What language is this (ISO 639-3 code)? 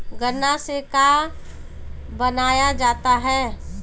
bho